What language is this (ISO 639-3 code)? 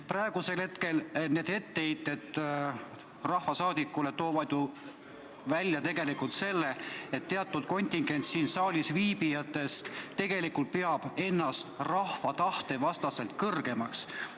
est